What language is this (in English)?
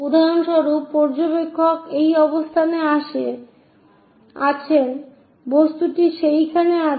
Bangla